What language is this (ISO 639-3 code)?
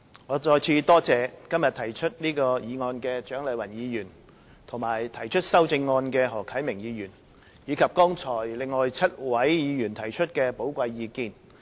yue